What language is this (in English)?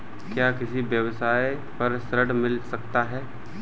Hindi